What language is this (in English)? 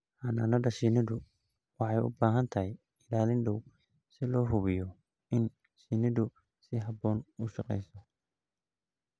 Somali